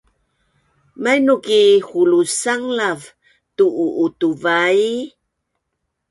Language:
Bunun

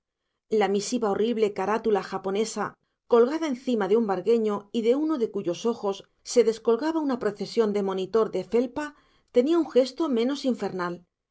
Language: Spanish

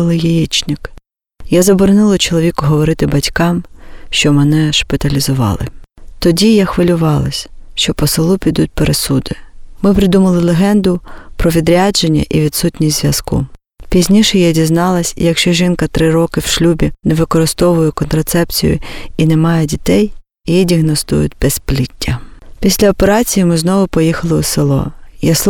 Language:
Ukrainian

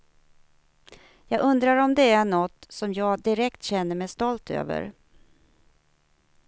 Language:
Swedish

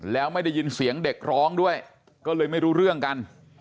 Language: Thai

